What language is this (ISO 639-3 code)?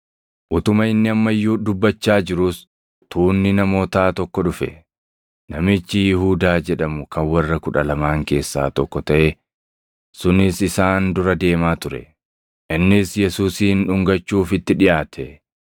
orm